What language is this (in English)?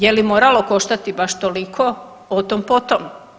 Croatian